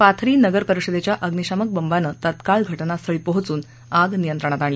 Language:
Marathi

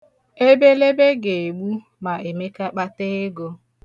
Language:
Igbo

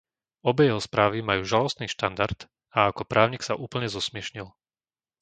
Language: Slovak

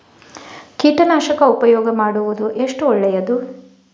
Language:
Kannada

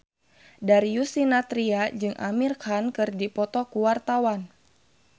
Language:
Sundanese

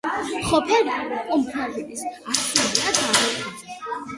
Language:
Georgian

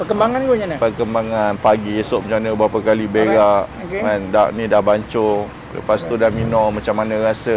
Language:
Malay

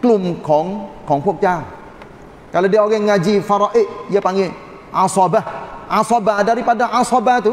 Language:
Malay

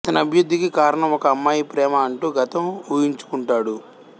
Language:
Telugu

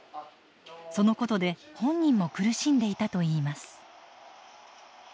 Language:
Japanese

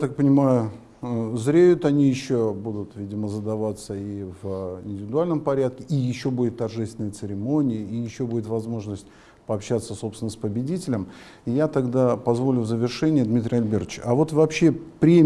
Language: Russian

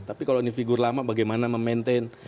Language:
Indonesian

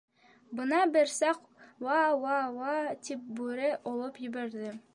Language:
Bashkir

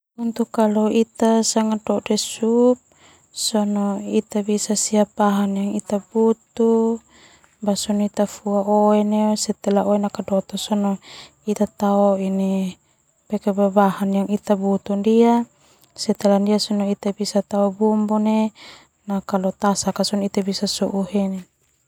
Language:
Termanu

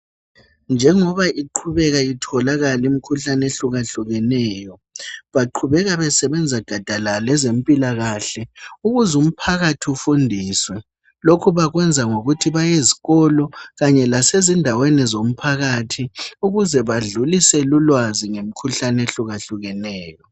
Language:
North Ndebele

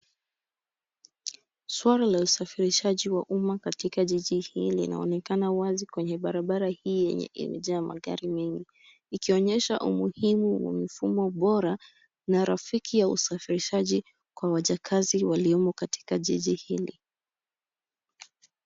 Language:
Swahili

